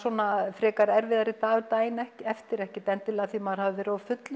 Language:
Icelandic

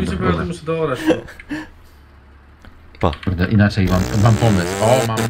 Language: Polish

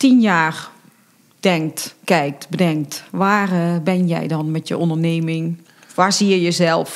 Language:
Dutch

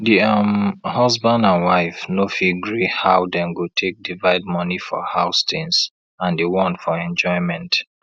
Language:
Nigerian Pidgin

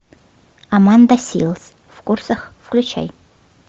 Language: Russian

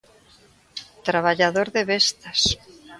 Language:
Galician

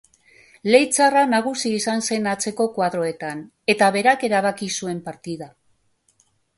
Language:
Basque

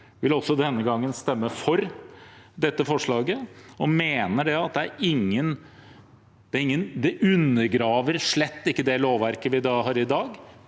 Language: Norwegian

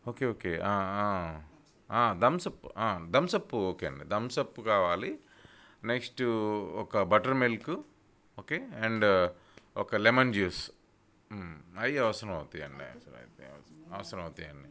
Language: Telugu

